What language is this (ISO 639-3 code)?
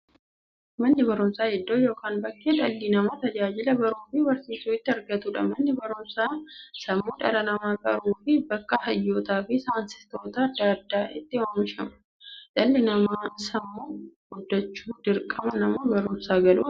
orm